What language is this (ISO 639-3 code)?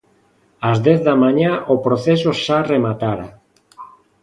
glg